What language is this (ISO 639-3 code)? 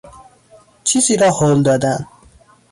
fas